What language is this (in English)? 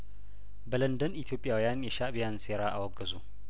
Amharic